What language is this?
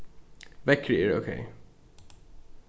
Faroese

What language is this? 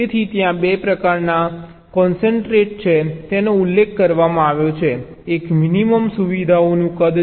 Gujarati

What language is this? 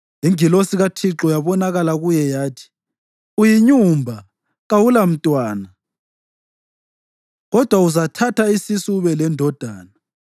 North Ndebele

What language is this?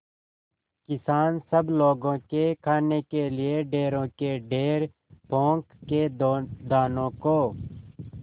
Hindi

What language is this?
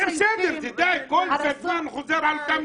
Hebrew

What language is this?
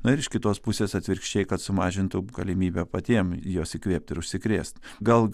Lithuanian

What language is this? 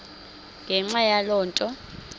Xhosa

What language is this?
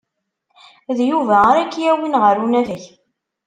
Kabyle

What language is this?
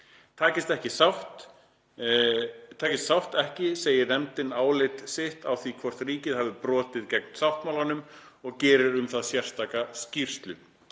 Icelandic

